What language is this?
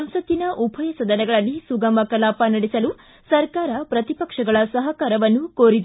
Kannada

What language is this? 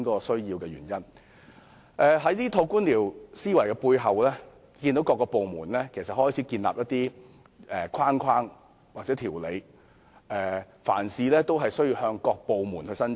Cantonese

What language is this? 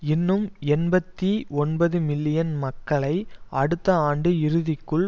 Tamil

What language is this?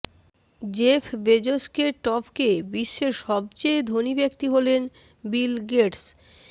Bangla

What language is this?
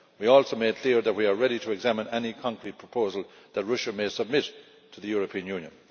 English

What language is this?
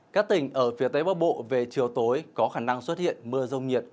Vietnamese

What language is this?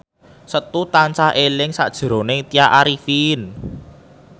Javanese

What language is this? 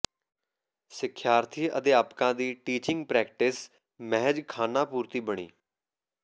Punjabi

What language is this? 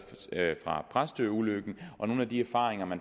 Danish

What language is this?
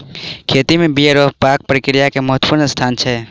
Maithili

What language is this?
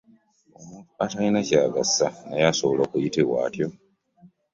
Ganda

